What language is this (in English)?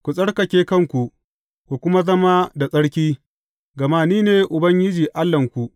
Hausa